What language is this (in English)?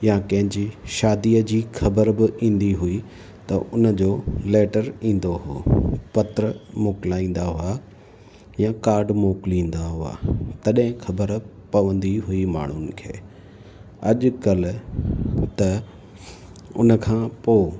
Sindhi